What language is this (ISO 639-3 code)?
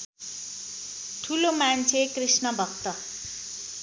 nep